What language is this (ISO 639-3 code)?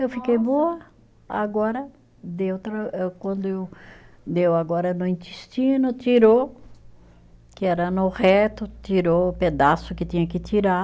por